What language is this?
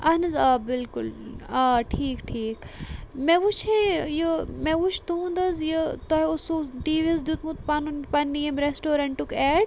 Kashmiri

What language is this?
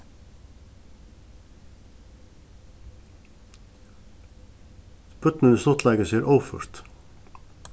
Faroese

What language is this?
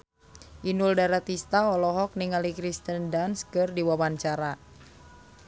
Sundanese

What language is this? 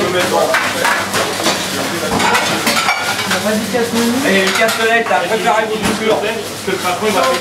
French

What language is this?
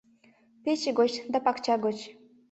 Mari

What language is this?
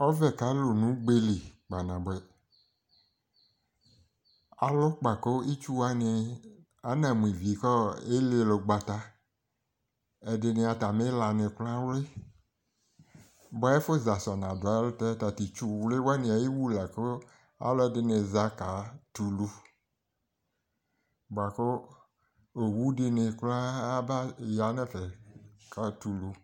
Ikposo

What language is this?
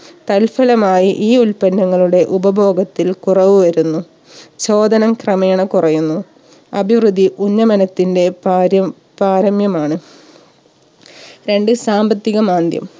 Malayalam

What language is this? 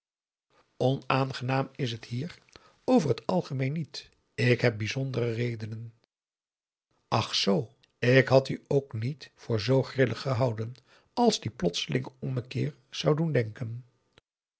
Dutch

